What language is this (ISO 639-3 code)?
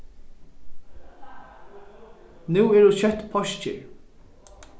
fao